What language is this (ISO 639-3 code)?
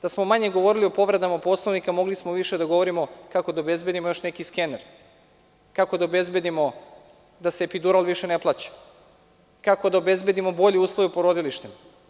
srp